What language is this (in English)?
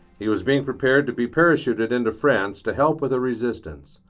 English